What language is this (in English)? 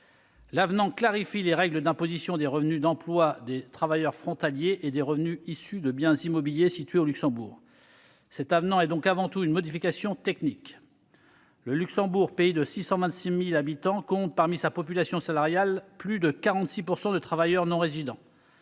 French